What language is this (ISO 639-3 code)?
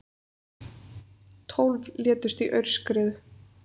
isl